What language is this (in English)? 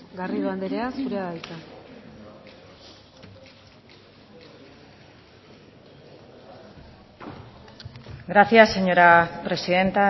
Basque